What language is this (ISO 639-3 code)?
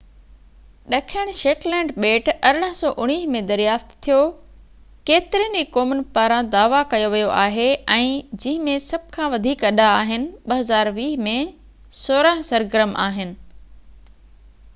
snd